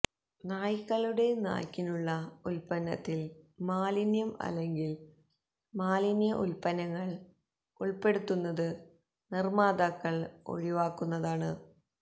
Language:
Malayalam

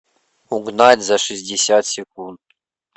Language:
Russian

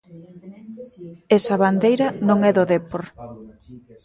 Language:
Galician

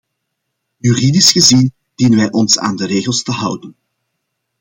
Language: Dutch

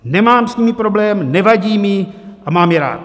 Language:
Czech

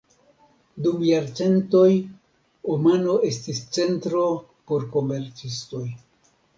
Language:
Esperanto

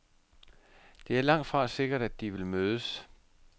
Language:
Danish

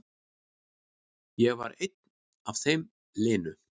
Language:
Icelandic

